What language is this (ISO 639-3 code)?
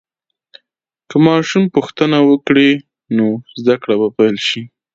pus